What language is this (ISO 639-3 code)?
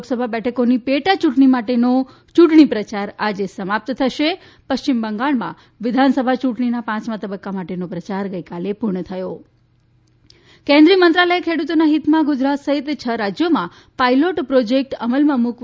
guj